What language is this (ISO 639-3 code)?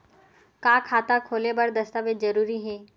hne